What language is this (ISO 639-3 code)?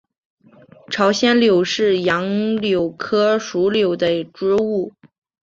zho